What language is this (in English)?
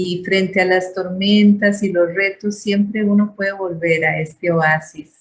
Spanish